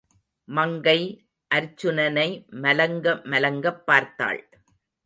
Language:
Tamil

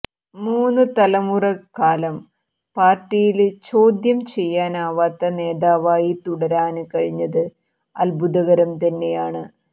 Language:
Malayalam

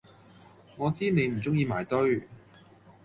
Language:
Cantonese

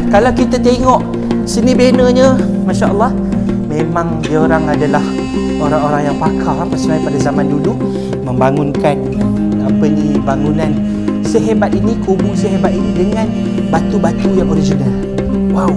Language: Malay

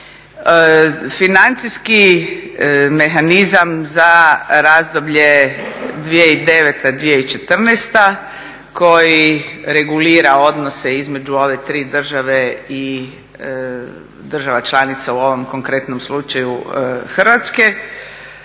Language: Croatian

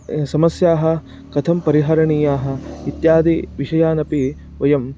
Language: Sanskrit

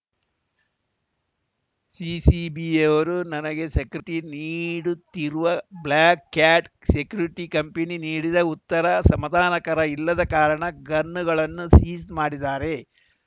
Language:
Kannada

